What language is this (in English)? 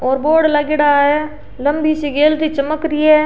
Rajasthani